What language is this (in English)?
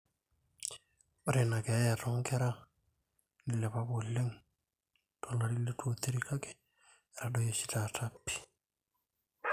Masai